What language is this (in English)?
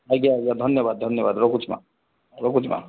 Odia